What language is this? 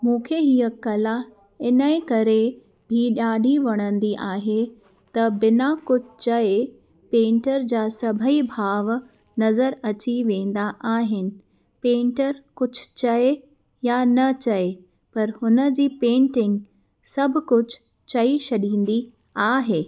Sindhi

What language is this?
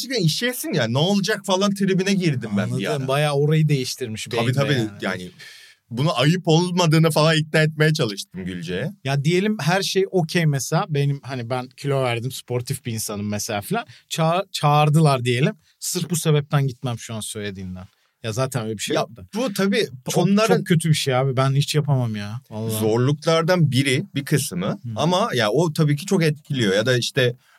Turkish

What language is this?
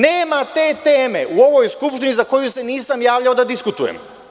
Serbian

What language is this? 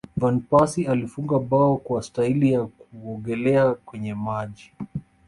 Swahili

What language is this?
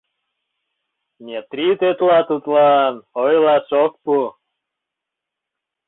Mari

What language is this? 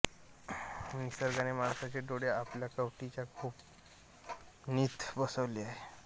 Marathi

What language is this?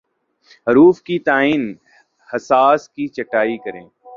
Urdu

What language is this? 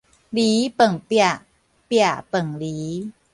Min Nan Chinese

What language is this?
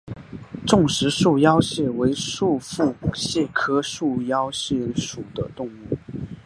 Chinese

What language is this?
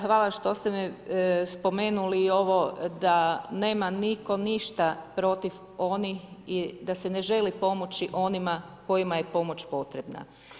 Croatian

